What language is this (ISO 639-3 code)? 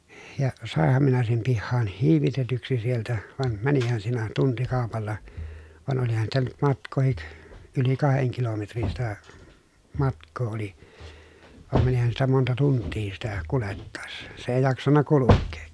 fin